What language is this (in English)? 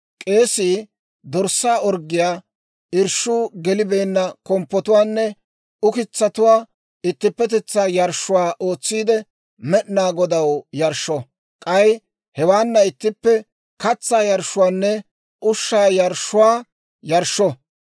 Dawro